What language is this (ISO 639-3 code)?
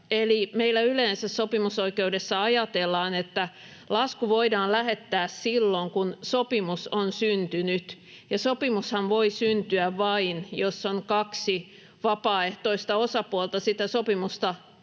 fin